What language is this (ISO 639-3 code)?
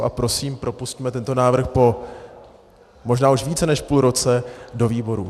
ces